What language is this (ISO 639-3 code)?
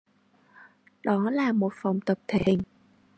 vie